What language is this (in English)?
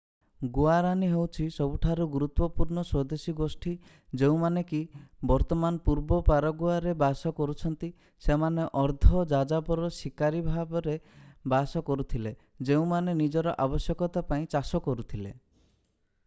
Odia